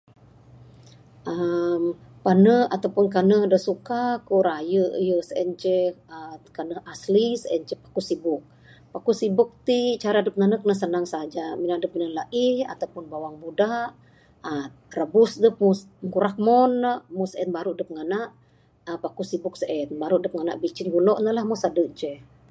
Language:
Bukar-Sadung Bidayuh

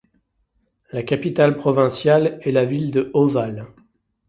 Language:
French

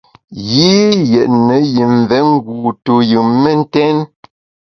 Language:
Bamun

